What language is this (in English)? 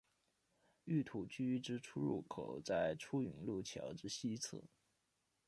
Chinese